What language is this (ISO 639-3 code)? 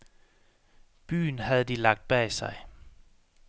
dan